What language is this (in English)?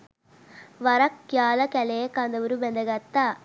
Sinhala